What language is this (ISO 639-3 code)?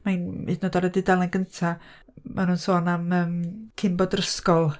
cym